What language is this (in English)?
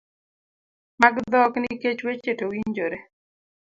Luo (Kenya and Tanzania)